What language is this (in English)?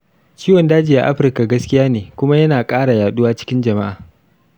Hausa